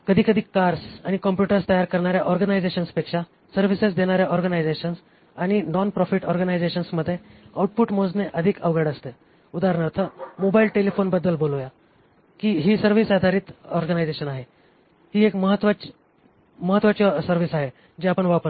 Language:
Marathi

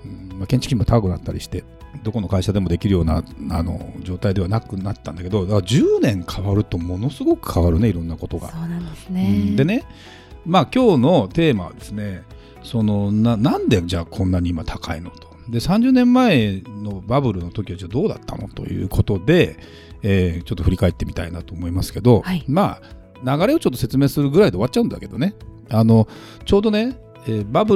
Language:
Japanese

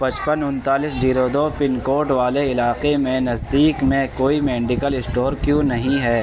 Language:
Urdu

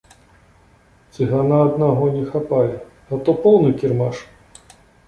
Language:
Belarusian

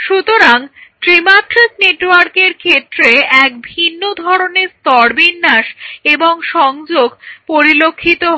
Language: Bangla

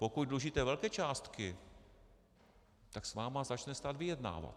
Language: Czech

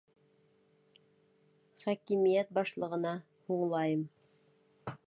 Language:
Bashkir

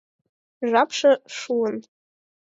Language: Mari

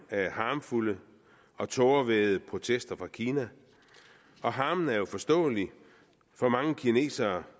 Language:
Danish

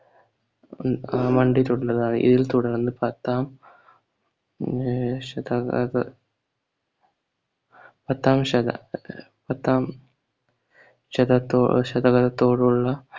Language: Malayalam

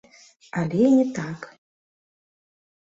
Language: Belarusian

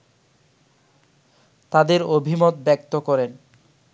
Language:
Bangla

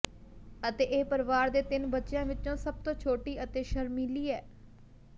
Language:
Punjabi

